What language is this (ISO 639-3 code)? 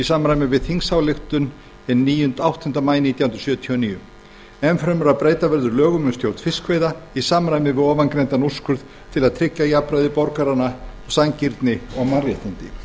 isl